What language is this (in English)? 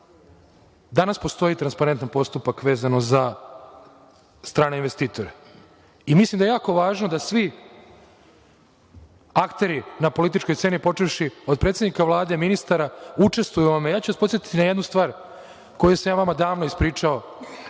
Serbian